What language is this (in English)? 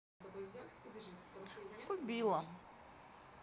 Russian